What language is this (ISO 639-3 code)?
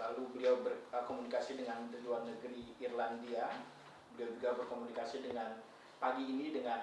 ind